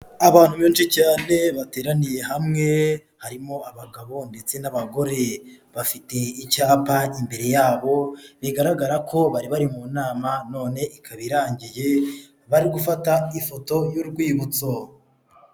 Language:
Kinyarwanda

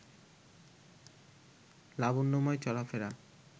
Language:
Bangla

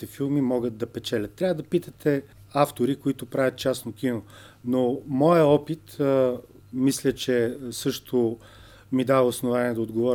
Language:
Bulgarian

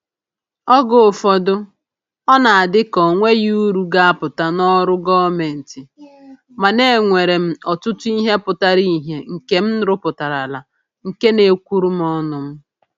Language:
Igbo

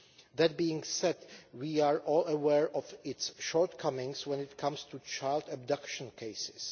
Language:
English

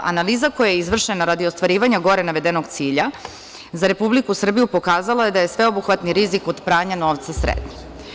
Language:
Serbian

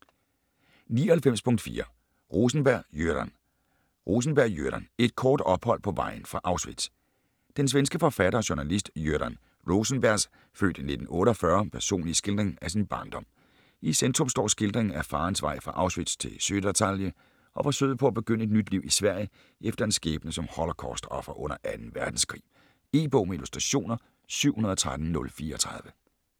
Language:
Danish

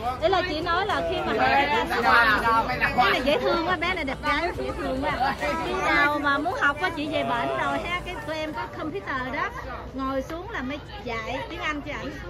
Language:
Vietnamese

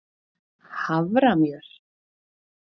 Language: Icelandic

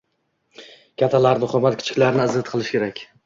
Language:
Uzbek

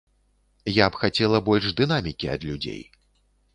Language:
Belarusian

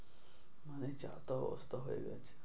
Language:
Bangla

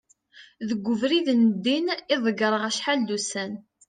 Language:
Kabyle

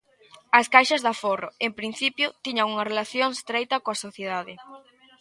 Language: Galician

